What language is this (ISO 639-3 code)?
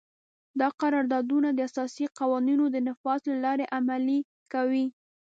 pus